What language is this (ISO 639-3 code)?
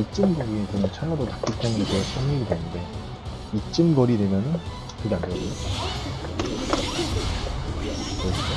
kor